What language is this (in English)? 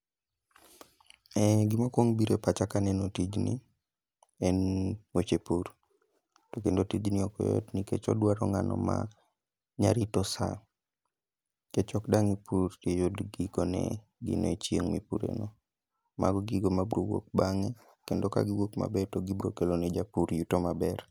Luo (Kenya and Tanzania)